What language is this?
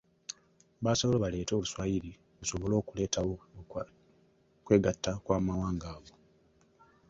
Ganda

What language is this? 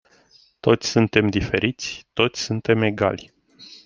Romanian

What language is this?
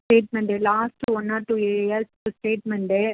Tamil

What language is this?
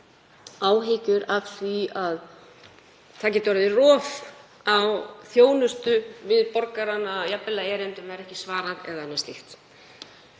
Icelandic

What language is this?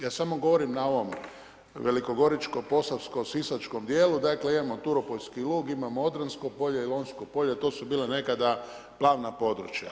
Croatian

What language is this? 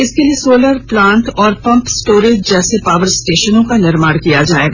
Hindi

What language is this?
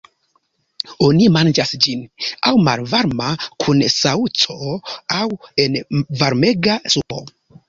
Esperanto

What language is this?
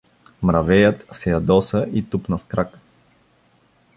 Bulgarian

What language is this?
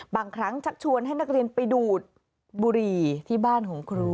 Thai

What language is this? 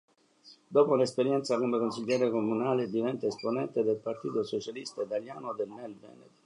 Italian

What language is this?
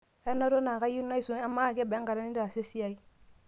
Masai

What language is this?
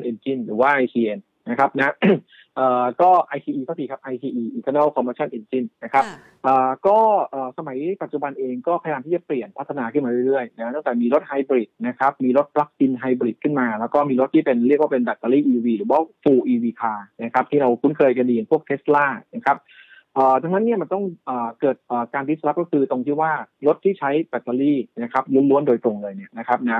Thai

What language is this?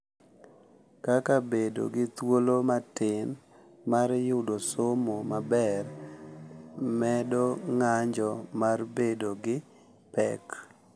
Luo (Kenya and Tanzania)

